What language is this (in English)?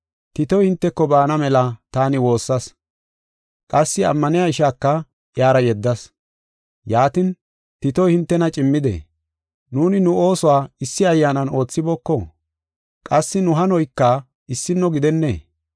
Gofa